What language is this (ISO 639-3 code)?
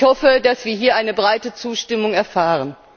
deu